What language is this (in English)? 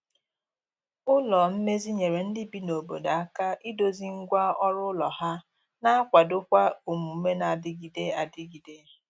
Igbo